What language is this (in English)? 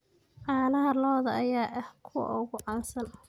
Somali